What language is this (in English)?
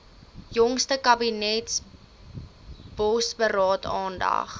Afrikaans